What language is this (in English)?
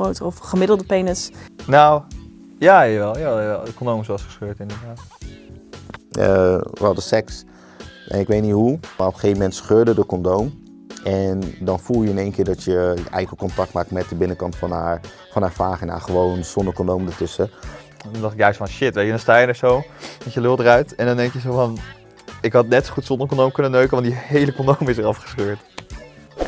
Dutch